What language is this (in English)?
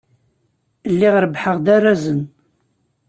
Kabyle